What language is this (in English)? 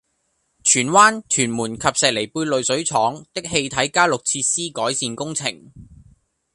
Cantonese